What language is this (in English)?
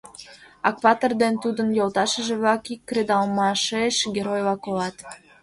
Mari